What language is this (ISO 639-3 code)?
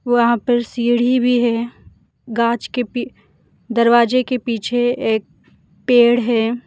hin